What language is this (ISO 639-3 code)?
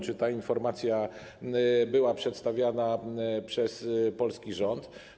pol